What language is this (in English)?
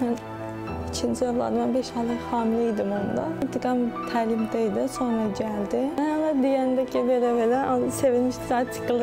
Turkish